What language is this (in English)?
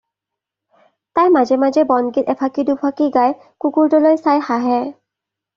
Assamese